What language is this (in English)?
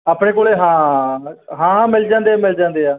Punjabi